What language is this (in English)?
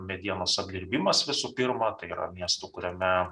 Lithuanian